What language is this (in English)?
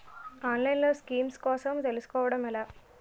Telugu